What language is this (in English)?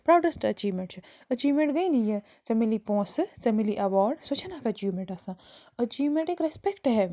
Kashmiri